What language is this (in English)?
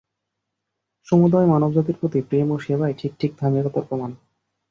Bangla